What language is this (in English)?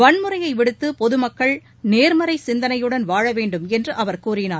Tamil